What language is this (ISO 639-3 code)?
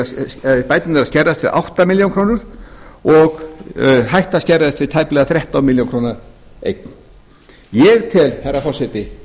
isl